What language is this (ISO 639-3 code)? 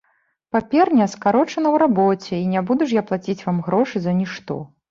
bel